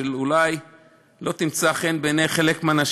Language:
Hebrew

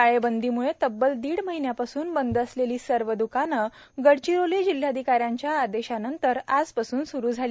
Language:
Marathi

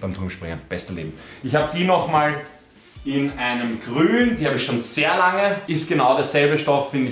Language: German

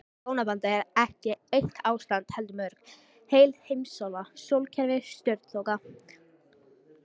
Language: Icelandic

